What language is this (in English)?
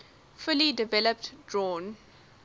English